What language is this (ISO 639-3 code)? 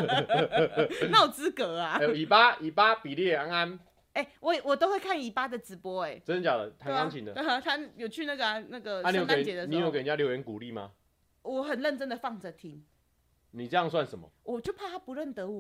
zho